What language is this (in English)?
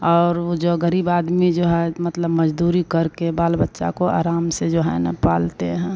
Hindi